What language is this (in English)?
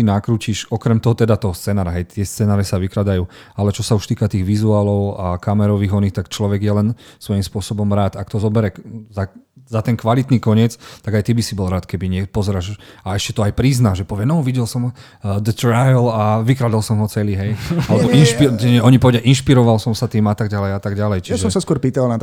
Slovak